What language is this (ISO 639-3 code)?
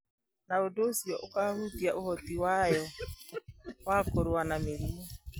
kik